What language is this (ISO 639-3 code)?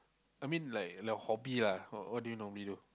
eng